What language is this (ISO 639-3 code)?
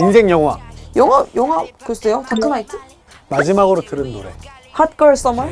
kor